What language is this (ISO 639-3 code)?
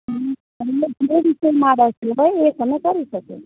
guj